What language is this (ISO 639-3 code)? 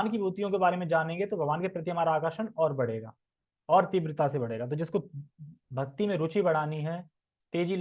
hin